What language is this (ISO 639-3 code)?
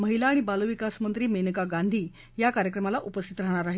mar